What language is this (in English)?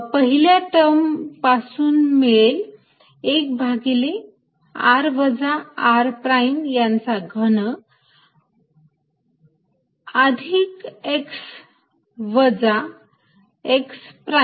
Marathi